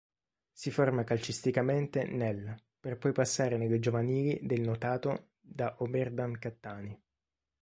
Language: Italian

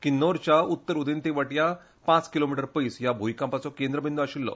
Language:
Konkani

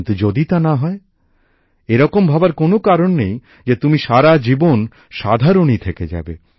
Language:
Bangla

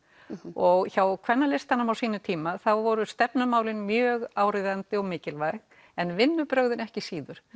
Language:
Icelandic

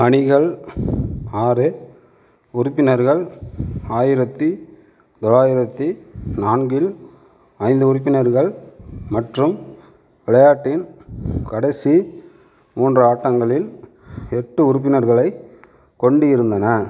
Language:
Tamil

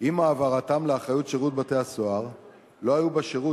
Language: Hebrew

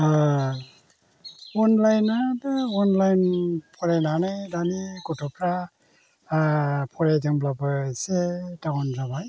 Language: Bodo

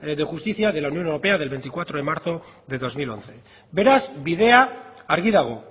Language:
Spanish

